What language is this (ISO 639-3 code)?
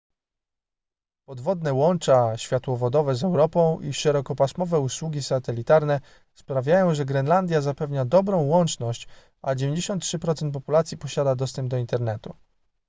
pol